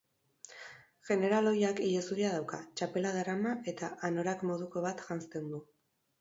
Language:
Basque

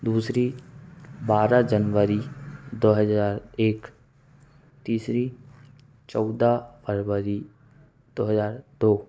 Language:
Hindi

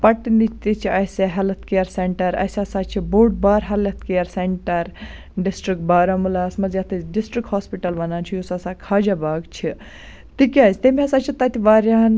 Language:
Kashmiri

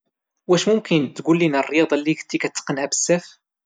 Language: Moroccan Arabic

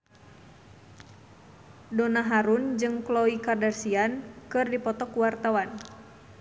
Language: Sundanese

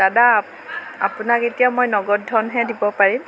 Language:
Assamese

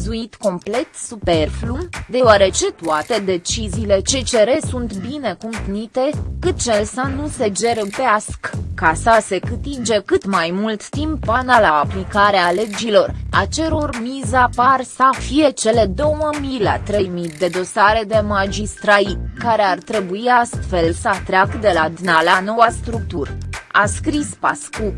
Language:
Romanian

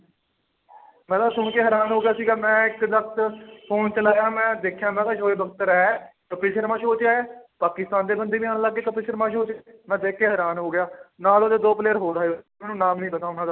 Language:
Punjabi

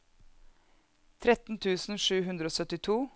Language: Norwegian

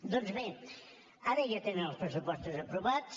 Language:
Catalan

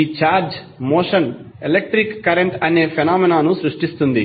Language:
Telugu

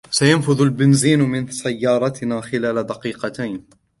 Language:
Arabic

